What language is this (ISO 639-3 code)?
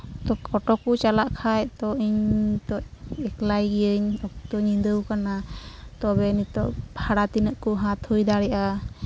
sat